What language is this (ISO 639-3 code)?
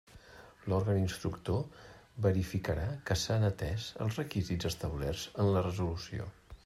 cat